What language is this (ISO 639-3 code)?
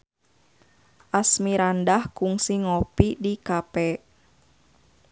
sun